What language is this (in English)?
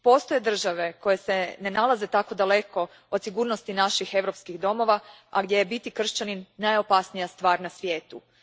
Croatian